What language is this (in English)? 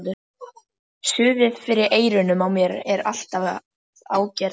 Icelandic